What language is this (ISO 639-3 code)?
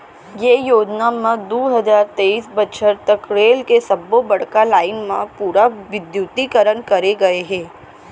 hne